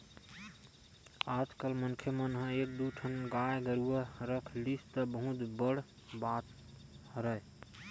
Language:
Chhattisgarhi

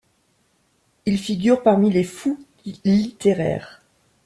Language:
French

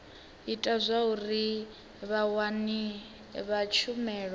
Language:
Venda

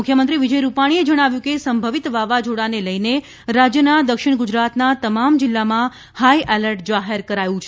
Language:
Gujarati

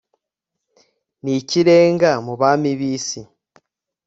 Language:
Kinyarwanda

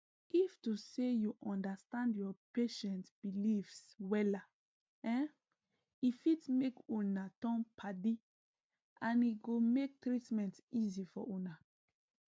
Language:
Nigerian Pidgin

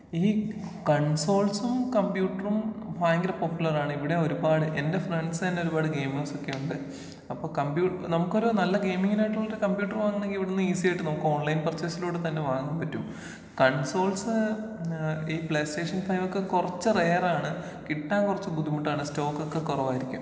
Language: Malayalam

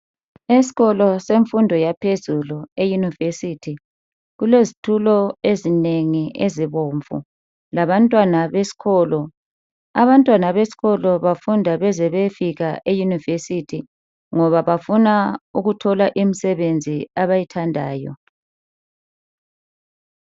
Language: North Ndebele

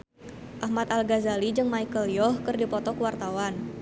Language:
Sundanese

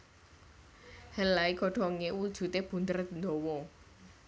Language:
Javanese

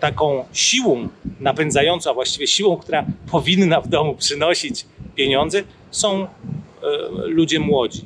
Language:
Polish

